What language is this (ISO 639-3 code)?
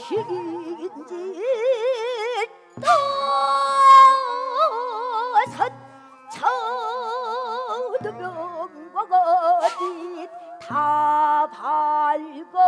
kor